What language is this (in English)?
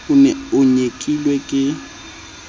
Southern Sotho